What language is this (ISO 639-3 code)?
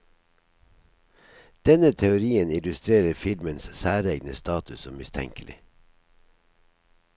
nor